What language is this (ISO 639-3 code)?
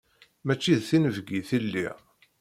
kab